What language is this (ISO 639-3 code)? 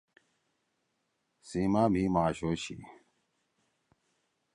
trw